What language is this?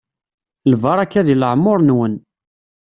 Kabyle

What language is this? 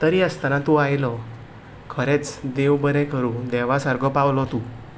Konkani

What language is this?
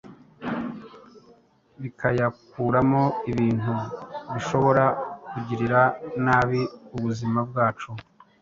Kinyarwanda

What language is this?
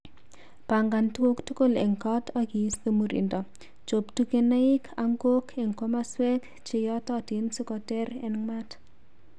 Kalenjin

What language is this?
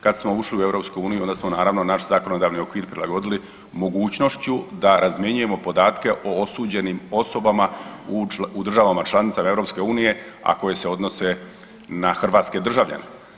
Croatian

